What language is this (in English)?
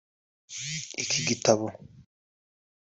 Kinyarwanda